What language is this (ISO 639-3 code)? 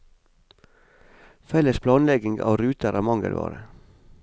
nor